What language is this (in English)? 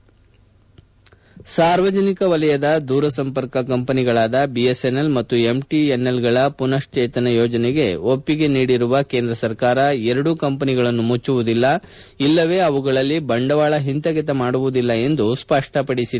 Kannada